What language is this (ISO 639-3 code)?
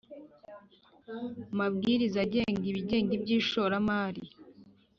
kin